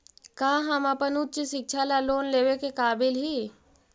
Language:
Magahi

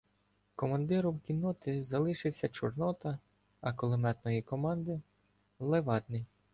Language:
Ukrainian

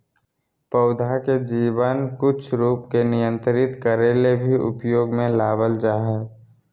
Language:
Magahi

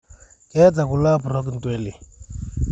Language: Masai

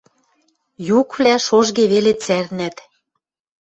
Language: Western Mari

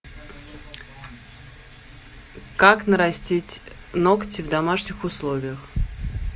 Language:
Russian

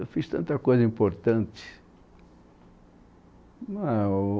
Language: Portuguese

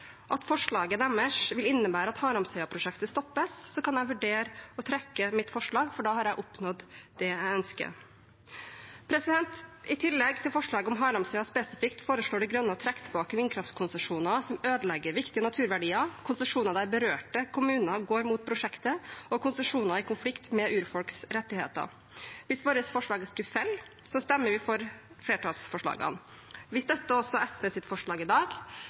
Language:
Norwegian Bokmål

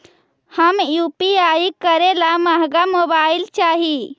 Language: Magahi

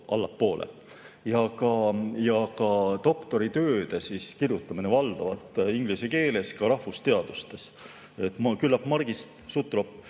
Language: Estonian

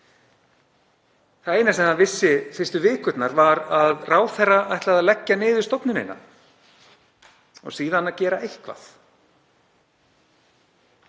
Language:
Icelandic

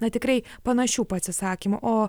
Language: Lithuanian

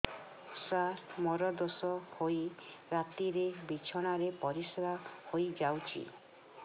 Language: Odia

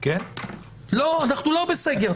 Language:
Hebrew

